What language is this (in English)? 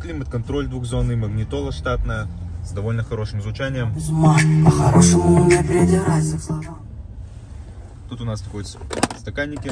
Russian